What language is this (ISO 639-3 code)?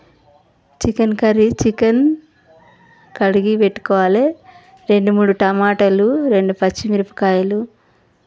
tel